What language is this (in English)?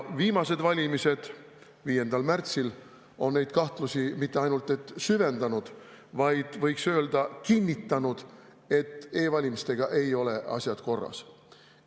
Estonian